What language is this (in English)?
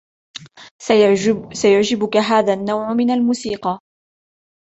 Arabic